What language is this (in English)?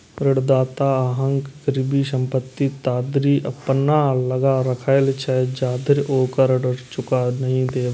Maithili